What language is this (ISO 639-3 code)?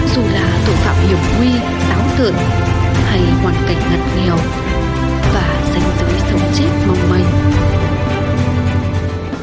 vie